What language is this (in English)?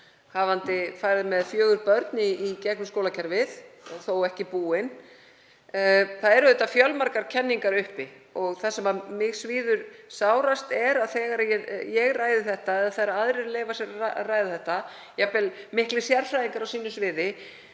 Icelandic